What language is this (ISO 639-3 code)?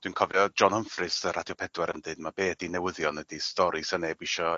cym